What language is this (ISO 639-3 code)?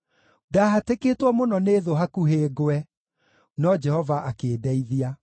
kik